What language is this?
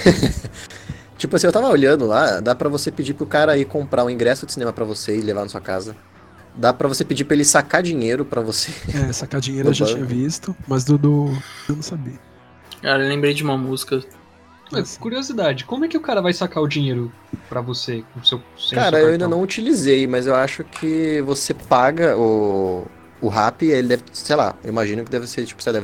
Portuguese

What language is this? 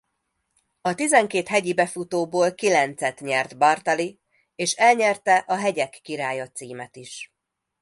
Hungarian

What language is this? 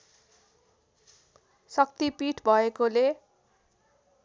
Nepali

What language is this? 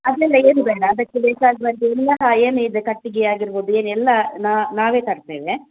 Kannada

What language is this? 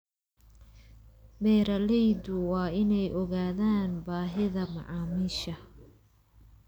Somali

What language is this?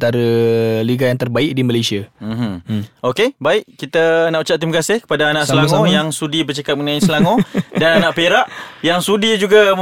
Malay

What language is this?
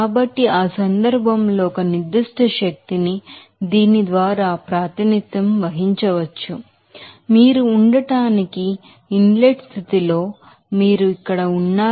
Telugu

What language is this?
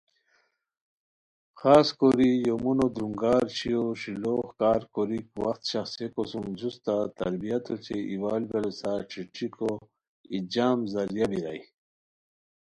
Khowar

